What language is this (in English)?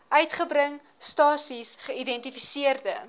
Afrikaans